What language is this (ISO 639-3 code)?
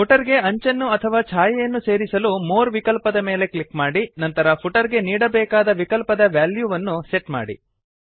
kan